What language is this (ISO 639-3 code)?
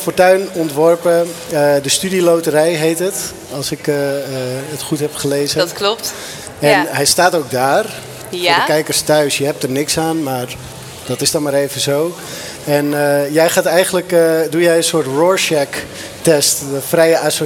nld